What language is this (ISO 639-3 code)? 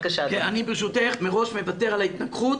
heb